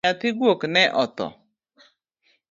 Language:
Luo (Kenya and Tanzania)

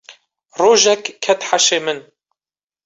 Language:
Kurdish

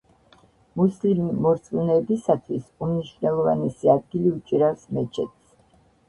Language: Georgian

